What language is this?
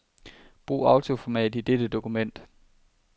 Danish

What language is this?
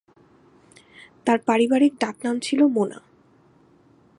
Bangla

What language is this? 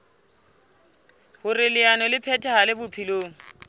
Southern Sotho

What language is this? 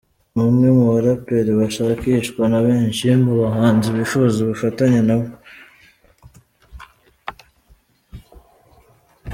Kinyarwanda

